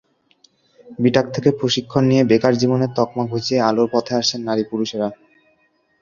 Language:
Bangla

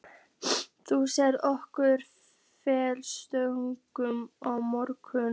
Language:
Icelandic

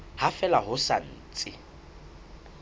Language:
Southern Sotho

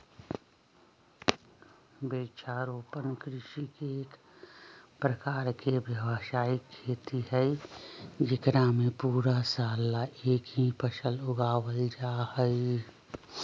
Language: Magahi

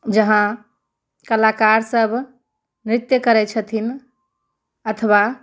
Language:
Maithili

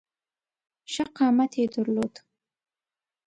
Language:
Pashto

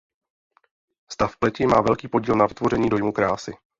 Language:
Czech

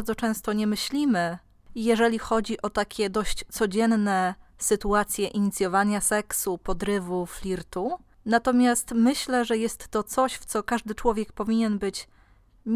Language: Polish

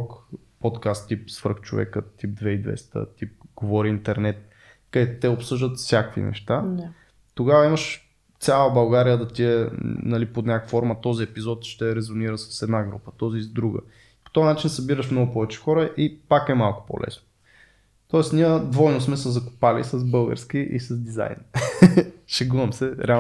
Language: Bulgarian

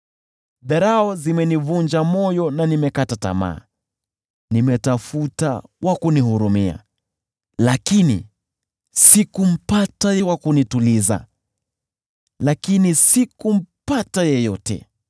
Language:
Swahili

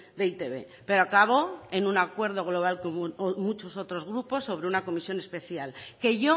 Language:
Spanish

